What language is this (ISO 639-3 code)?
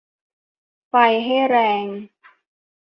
tha